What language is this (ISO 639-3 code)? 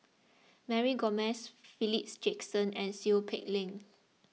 eng